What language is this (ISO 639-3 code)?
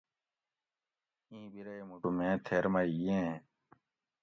gwc